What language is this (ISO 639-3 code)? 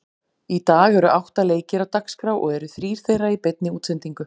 isl